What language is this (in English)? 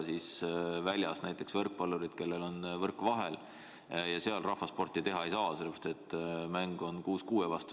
Estonian